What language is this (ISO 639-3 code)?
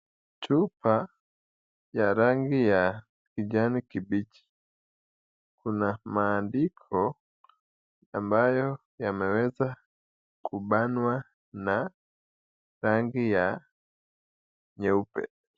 swa